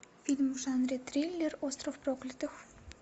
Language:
Russian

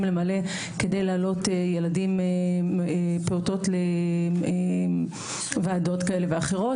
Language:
Hebrew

